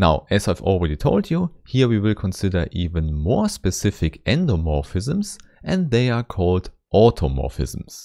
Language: English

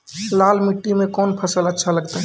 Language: Maithili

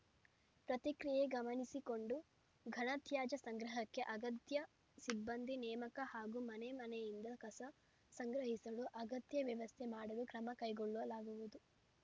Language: Kannada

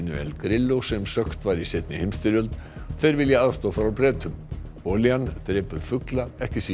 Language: Icelandic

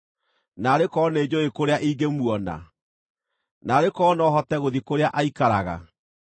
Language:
Kikuyu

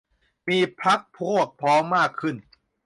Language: Thai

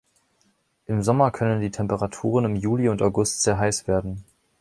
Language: German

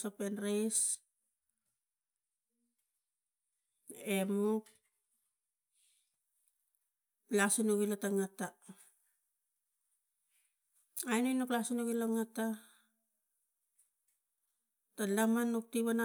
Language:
Tigak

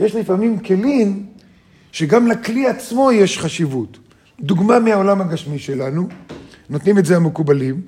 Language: Hebrew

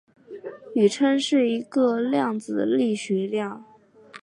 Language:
Chinese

